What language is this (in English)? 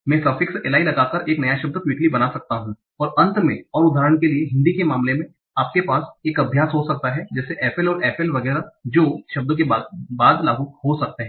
Hindi